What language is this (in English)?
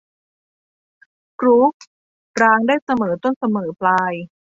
Thai